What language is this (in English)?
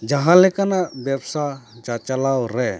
Santali